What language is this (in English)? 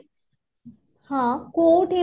Odia